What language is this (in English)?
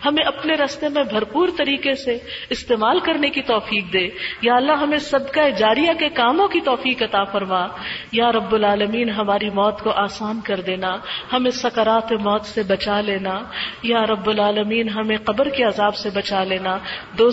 Urdu